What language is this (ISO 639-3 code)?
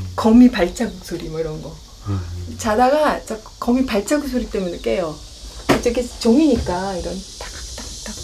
kor